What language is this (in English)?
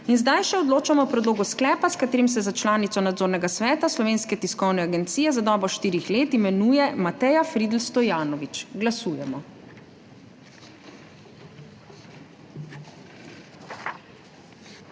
Slovenian